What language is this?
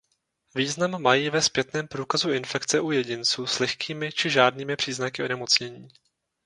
Czech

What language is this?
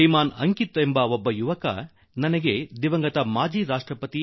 Kannada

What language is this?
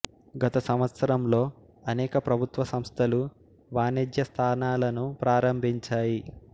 Telugu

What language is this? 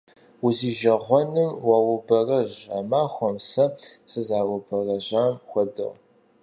Kabardian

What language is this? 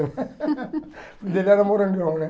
Portuguese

